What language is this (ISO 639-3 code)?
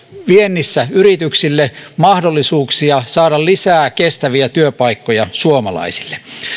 fin